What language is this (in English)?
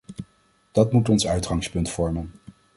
Dutch